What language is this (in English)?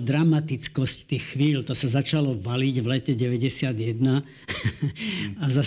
Slovak